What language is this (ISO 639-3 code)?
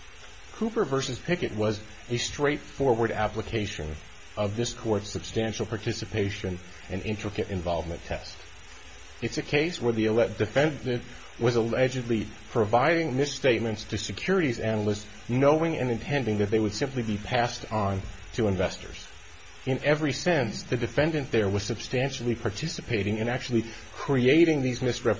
eng